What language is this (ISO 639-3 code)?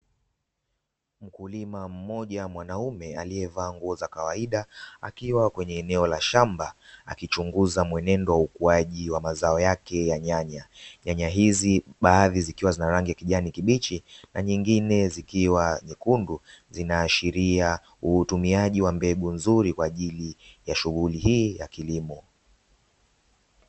swa